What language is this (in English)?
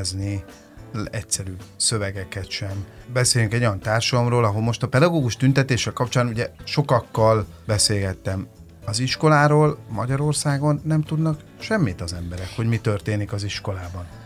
Hungarian